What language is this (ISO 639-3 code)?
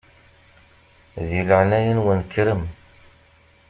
kab